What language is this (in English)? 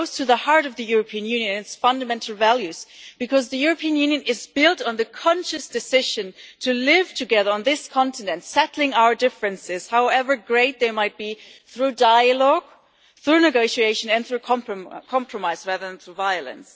English